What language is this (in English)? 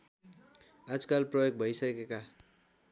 Nepali